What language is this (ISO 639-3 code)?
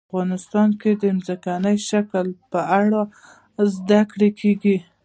pus